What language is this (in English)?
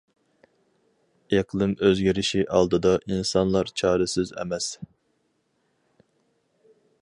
Uyghur